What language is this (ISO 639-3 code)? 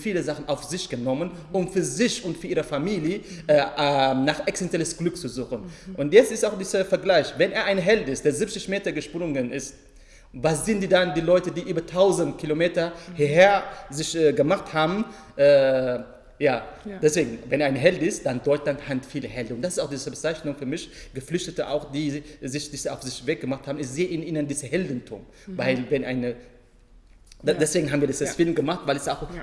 deu